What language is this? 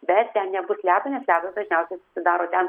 Lithuanian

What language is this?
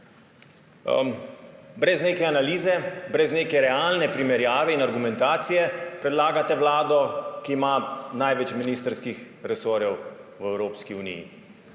Slovenian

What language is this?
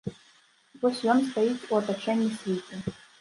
Belarusian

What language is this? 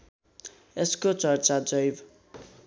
Nepali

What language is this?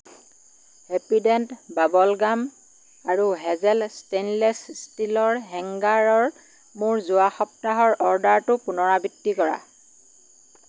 Assamese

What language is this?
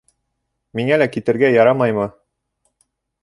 Bashkir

